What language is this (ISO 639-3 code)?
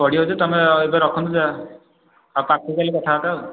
ori